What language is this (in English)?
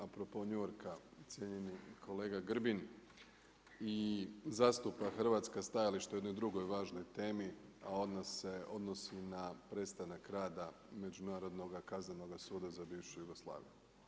Croatian